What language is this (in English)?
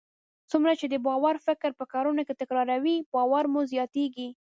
Pashto